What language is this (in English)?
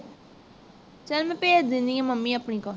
Punjabi